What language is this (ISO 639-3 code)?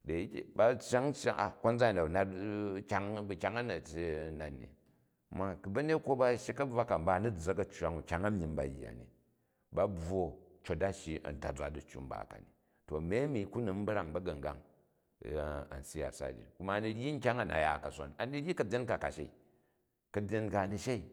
kaj